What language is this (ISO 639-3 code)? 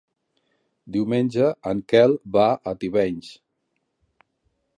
cat